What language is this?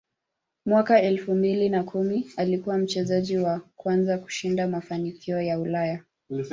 Swahili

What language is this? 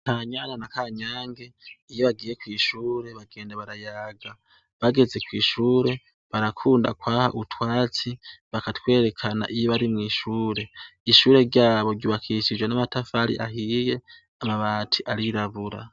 Rundi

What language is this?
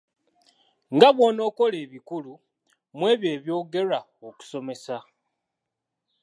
Ganda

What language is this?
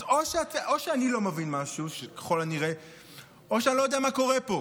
Hebrew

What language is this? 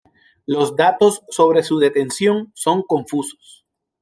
Spanish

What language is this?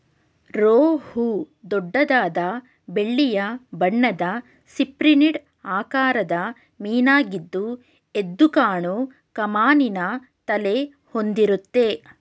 Kannada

